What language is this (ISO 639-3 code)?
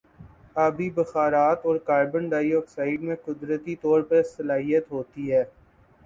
urd